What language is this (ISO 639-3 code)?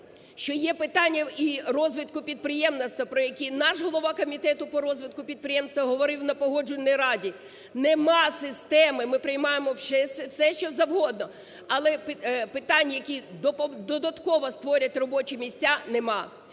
ukr